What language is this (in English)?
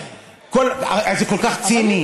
Hebrew